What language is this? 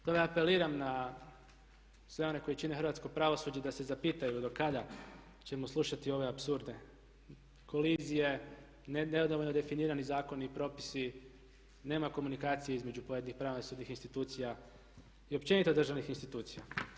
Croatian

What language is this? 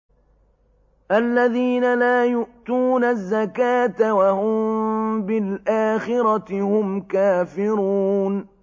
Arabic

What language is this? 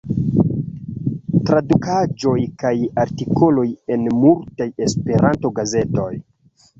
Esperanto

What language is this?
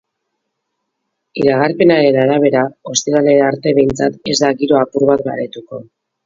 Basque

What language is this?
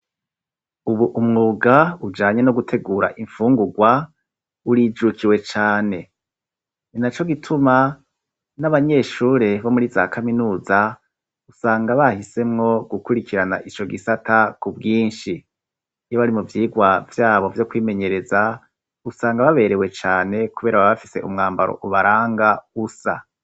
Rundi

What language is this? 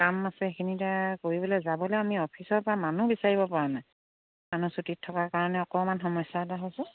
Assamese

